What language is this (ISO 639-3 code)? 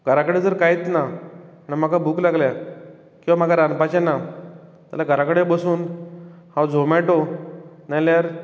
kok